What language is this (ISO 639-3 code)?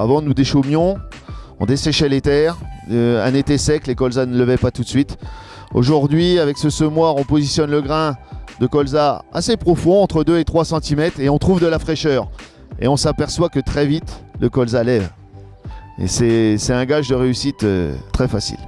fra